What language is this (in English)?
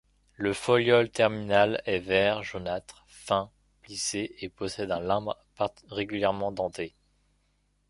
French